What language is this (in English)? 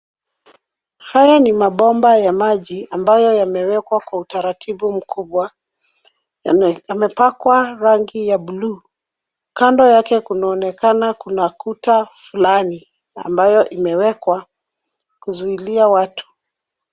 Swahili